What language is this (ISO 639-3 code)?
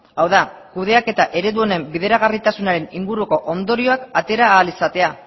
eus